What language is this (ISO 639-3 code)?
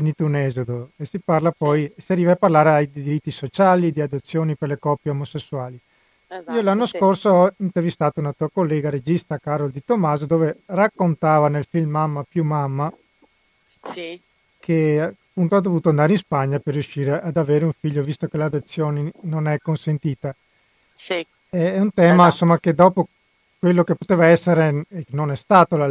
ita